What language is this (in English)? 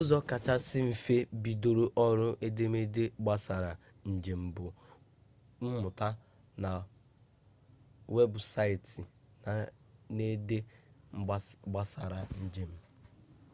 Igbo